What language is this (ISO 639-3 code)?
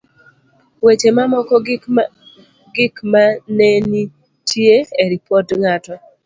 luo